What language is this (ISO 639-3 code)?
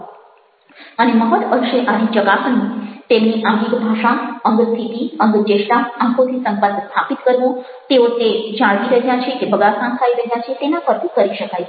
guj